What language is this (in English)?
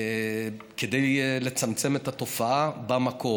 Hebrew